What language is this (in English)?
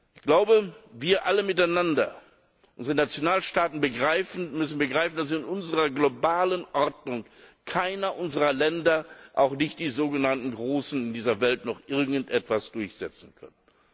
German